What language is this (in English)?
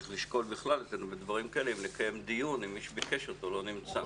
Hebrew